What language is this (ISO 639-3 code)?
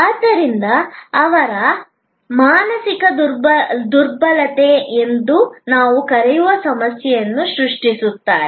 kan